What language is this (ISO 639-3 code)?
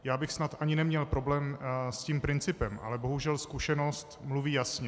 ces